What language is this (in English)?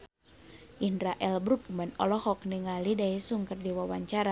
Sundanese